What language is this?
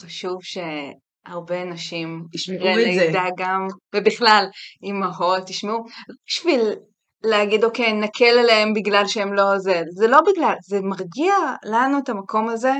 Hebrew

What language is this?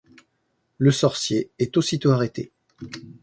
French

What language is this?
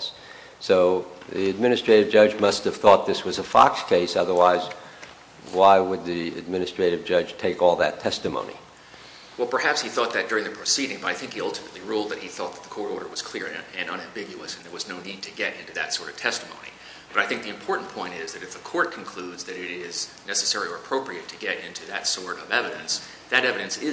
English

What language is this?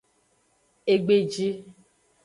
Aja (Benin)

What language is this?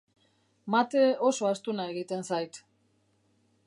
Basque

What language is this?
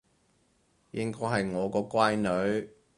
Cantonese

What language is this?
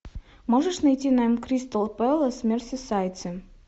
Russian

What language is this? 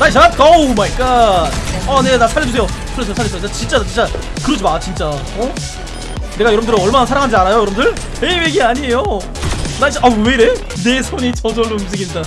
Korean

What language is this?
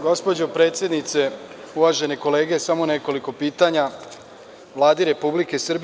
Serbian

